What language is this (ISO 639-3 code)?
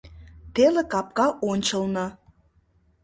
chm